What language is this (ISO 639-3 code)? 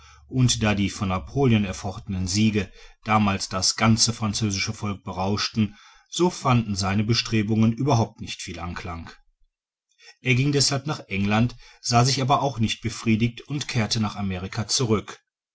deu